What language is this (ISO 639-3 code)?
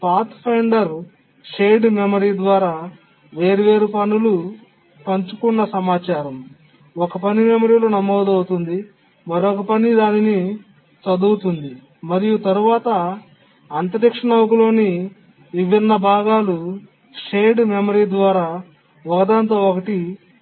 tel